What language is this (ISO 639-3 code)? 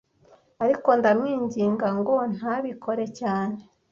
kin